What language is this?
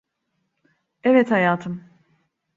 Turkish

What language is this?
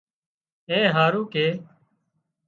Wadiyara Koli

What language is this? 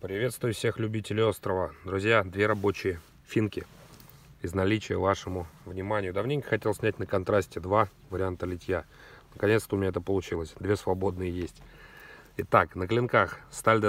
Russian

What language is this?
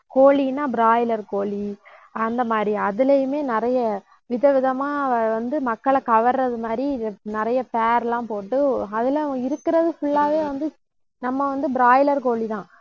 Tamil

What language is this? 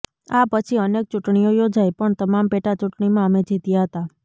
Gujarati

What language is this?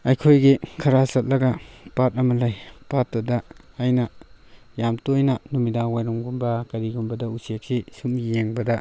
Manipuri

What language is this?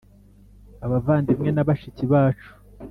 Kinyarwanda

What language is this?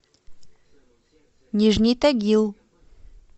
Russian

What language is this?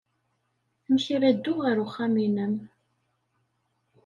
Kabyle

